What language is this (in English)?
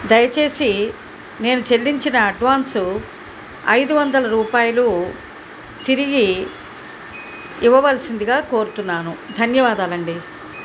Telugu